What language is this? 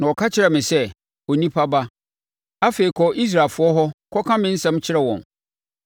Akan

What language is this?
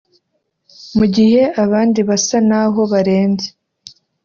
Kinyarwanda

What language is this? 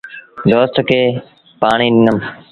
Sindhi Bhil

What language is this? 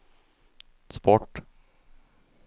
Swedish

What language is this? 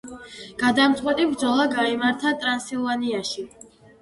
Georgian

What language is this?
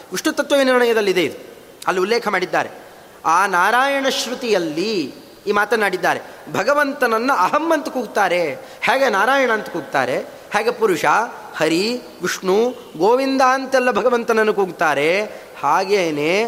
Kannada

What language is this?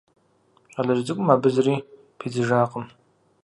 Kabardian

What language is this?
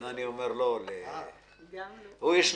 Hebrew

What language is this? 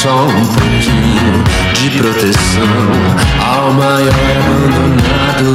Portuguese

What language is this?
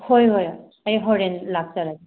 Manipuri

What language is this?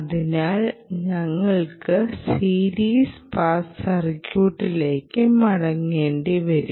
Malayalam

